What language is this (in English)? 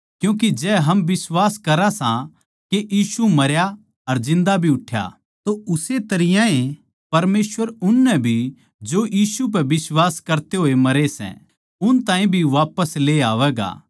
Haryanvi